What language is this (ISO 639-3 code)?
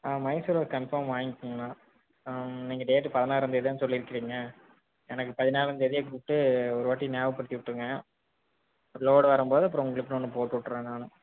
tam